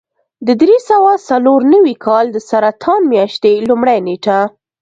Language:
Pashto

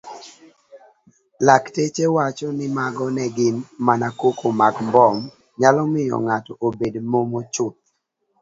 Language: Luo (Kenya and Tanzania)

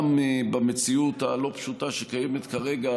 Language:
Hebrew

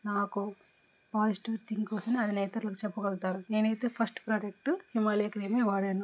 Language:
Telugu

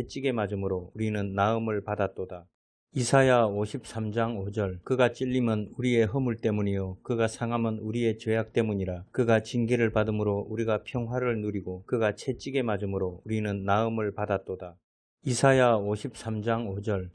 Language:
Korean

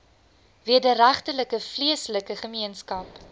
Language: Afrikaans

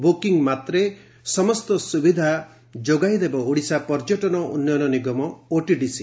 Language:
Odia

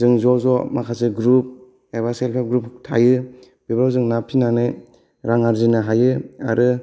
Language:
Bodo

